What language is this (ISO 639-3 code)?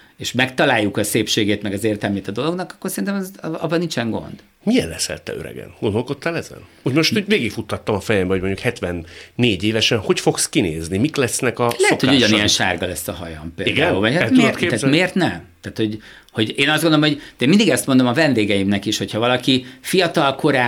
hun